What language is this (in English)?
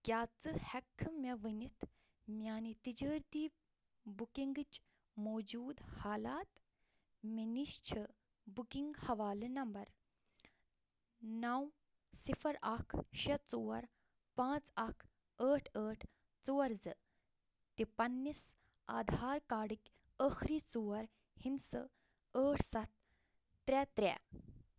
Kashmiri